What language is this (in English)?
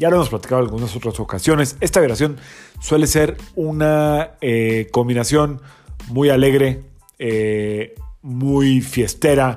Spanish